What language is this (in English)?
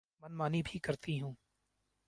Urdu